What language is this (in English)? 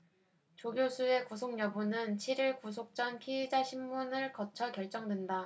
Korean